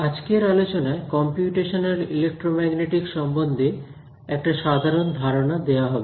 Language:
Bangla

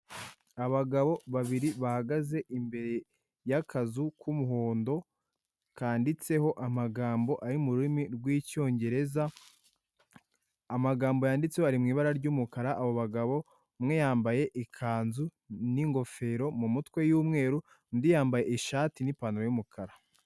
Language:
Kinyarwanda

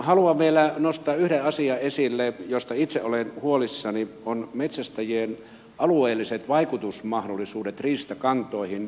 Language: Finnish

